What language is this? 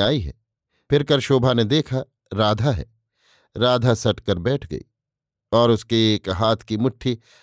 Hindi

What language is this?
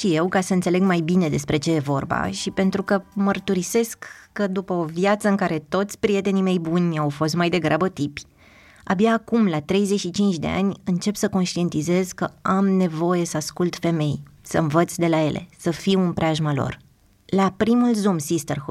Romanian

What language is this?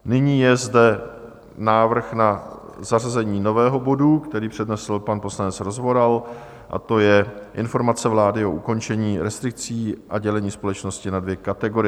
Czech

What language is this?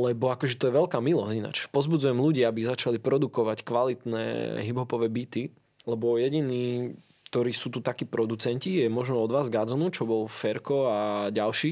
Slovak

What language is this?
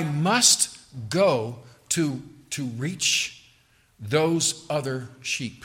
English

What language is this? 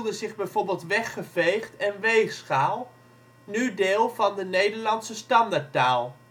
Dutch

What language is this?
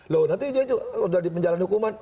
Indonesian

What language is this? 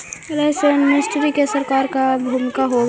Magahi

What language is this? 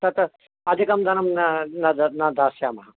Sanskrit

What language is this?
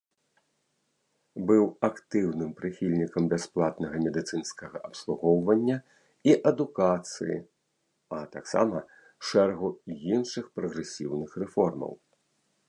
Belarusian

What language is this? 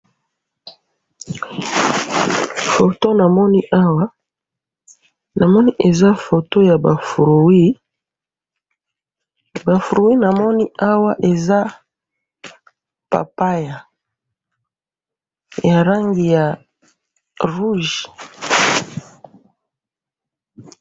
Lingala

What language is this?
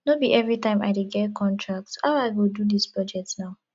Nigerian Pidgin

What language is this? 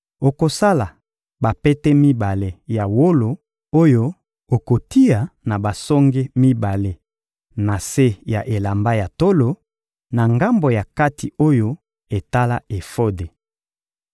Lingala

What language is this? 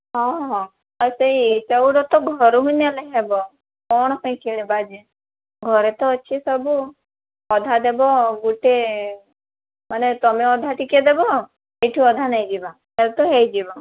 Odia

